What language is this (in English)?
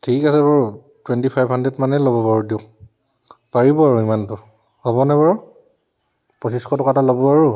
Assamese